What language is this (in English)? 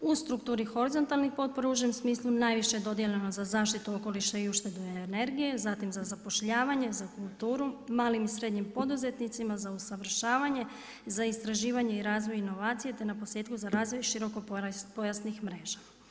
Croatian